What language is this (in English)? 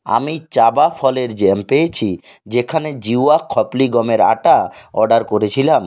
Bangla